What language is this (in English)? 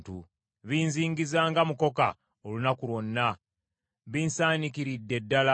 Ganda